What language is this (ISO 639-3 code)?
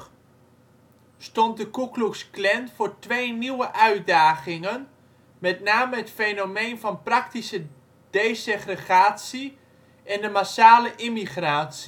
nld